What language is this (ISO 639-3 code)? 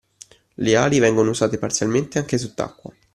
ita